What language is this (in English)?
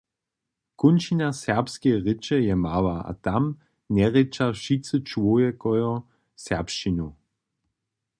Upper Sorbian